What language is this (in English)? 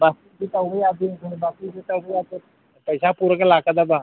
Manipuri